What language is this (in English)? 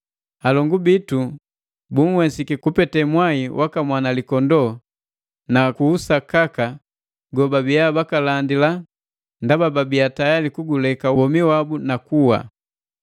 Matengo